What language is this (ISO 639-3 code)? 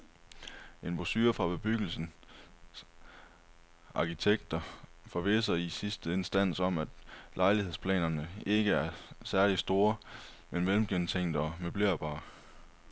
dan